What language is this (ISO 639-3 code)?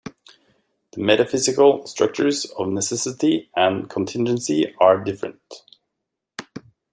eng